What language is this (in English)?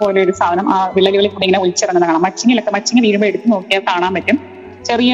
Malayalam